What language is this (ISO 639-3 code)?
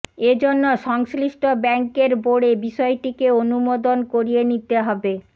ben